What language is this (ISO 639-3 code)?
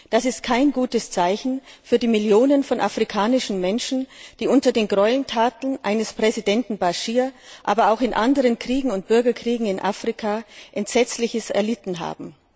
deu